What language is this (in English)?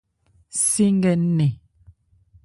Ebrié